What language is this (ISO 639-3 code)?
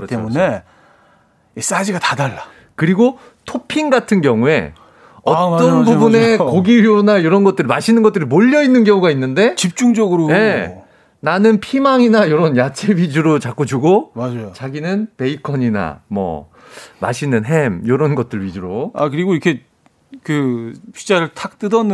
kor